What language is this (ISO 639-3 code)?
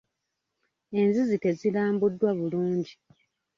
lug